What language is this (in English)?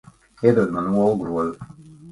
Latvian